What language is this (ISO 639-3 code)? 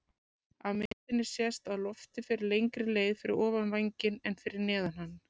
isl